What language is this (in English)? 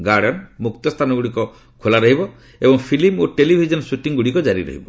Odia